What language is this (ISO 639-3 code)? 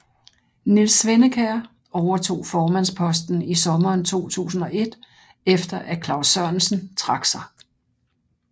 dan